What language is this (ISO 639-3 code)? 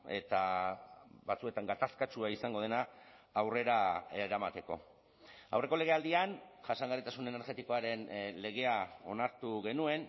eus